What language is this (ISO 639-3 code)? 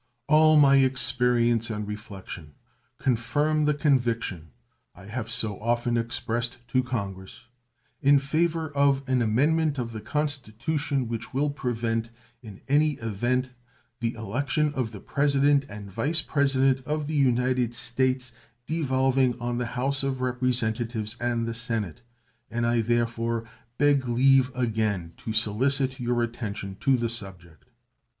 eng